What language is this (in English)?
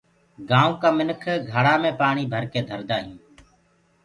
Gurgula